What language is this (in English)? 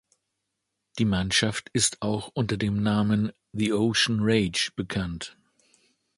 German